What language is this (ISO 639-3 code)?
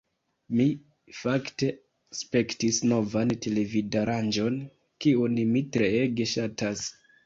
epo